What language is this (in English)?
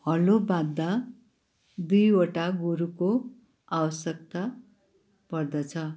Nepali